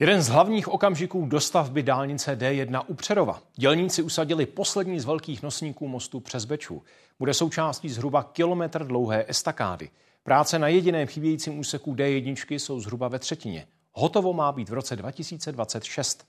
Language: Czech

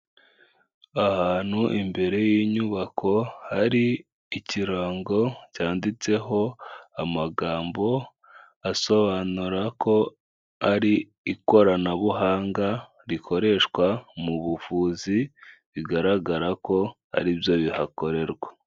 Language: Kinyarwanda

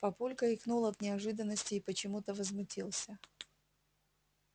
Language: Russian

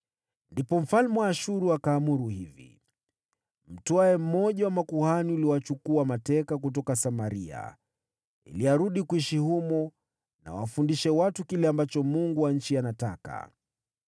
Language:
Swahili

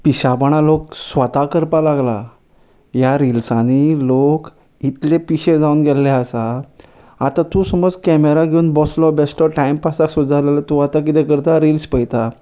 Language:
Konkani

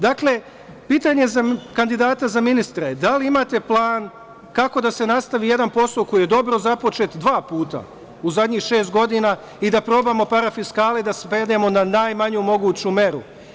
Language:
Serbian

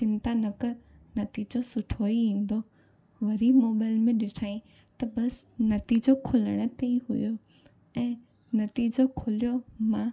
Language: Sindhi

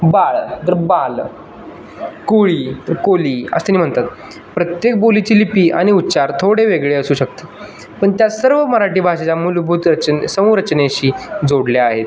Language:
Marathi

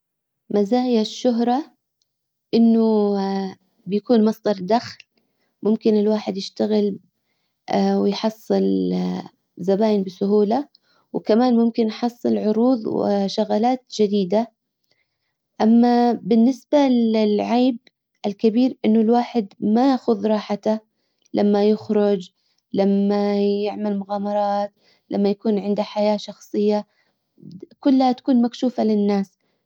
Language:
Hijazi Arabic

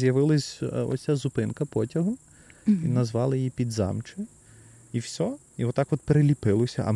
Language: Ukrainian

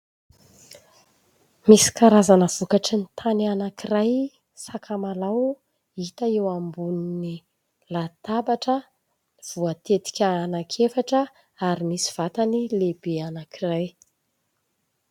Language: Malagasy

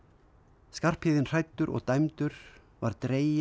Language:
Icelandic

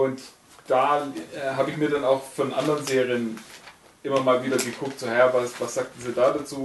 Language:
German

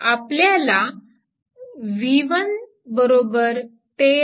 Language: Marathi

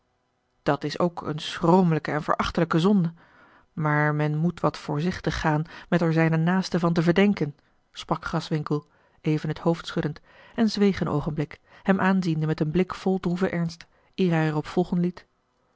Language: Dutch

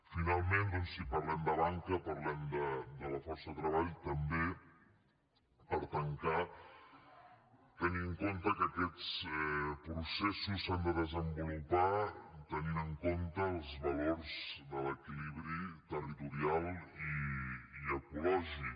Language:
Catalan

